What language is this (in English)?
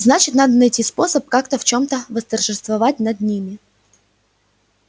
Russian